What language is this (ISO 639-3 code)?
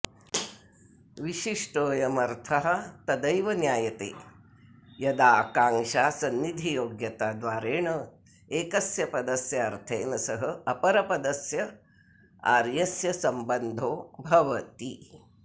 san